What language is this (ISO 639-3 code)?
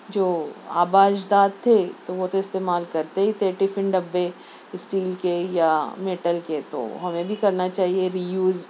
urd